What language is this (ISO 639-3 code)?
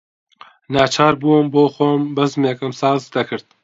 ckb